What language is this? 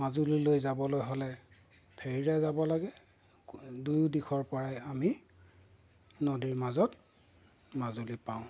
Assamese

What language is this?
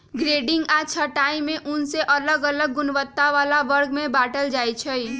Magahi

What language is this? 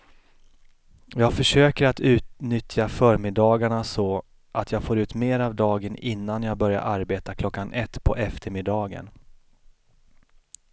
Swedish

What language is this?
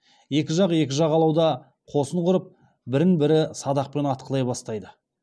Kazakh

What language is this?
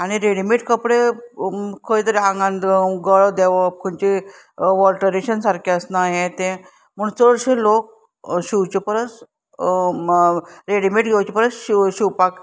Konkani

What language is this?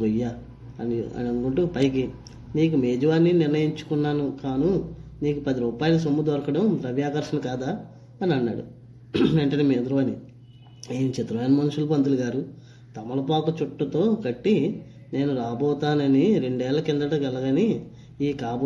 Telugu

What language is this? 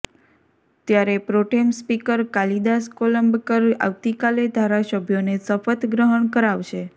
Gujarati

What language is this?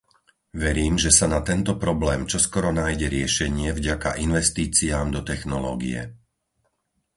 Slovak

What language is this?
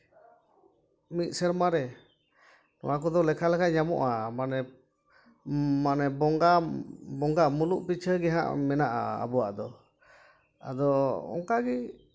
Santali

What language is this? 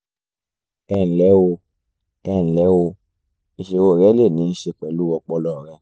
Yoruba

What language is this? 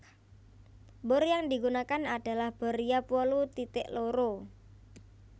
Javanese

